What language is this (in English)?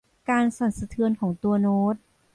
Thai